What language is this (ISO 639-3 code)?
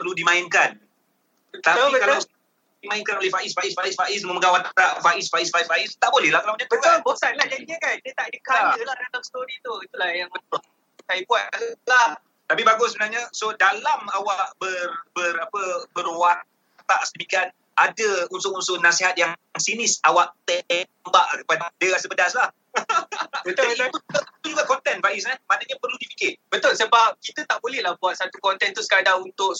msa